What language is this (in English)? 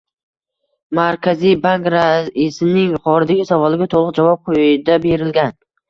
Uzbek